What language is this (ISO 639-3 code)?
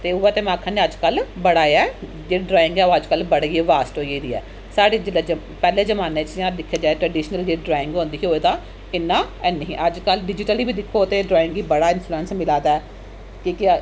doi